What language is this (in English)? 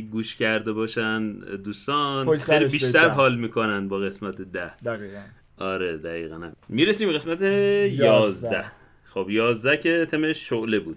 Persian